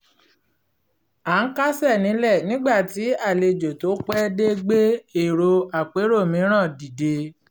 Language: Yoruba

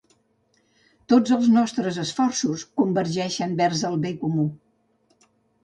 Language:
Catalan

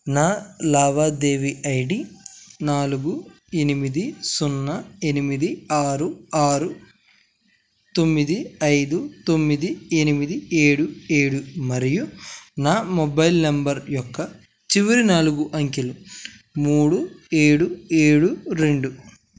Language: Telugu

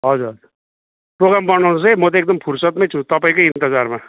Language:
Nepali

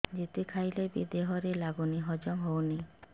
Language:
Odia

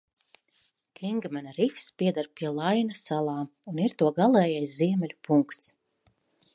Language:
Latvian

